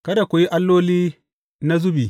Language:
Hausa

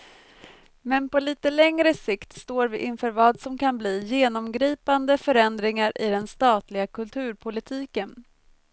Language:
Swedish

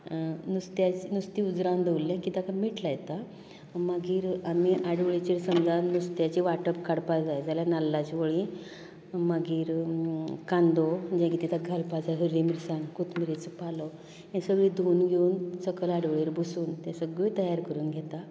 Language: Konkani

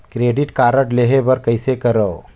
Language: Chhattisgarhi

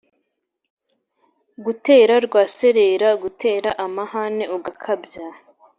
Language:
Kinyarwanda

